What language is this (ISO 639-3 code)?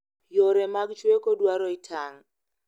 luo